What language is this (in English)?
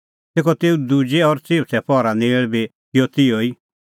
Kullu Pahari